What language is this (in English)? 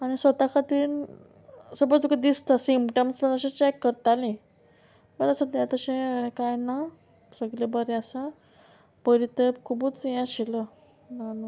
Konkani